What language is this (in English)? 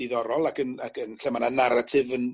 Welsh